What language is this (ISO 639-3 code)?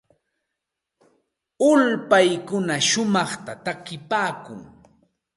qxt